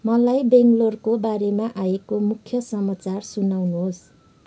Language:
Nepali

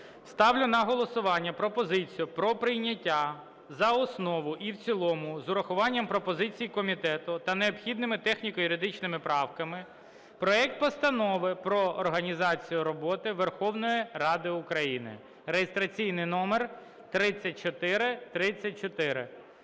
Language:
Ukrainian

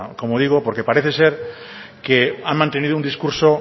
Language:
Spanish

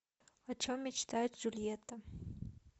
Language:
Russian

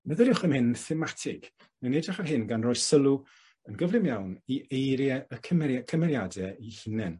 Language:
Welsh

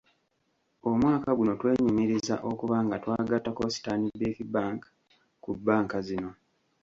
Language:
Ganda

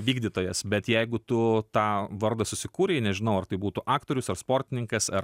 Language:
Lithuanian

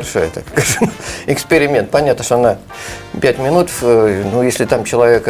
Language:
Russian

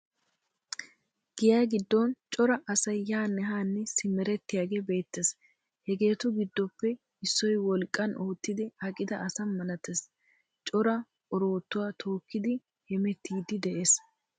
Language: Wolaytta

